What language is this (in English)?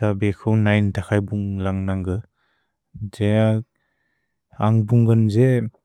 Bodo